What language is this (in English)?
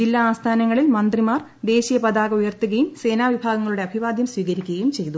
Malayalam